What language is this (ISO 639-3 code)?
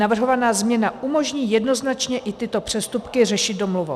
ces